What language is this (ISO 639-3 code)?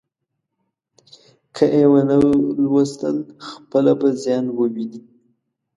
pus